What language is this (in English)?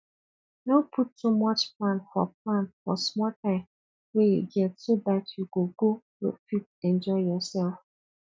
Nigerian Pidgin